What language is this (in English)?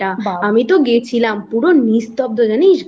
Bangla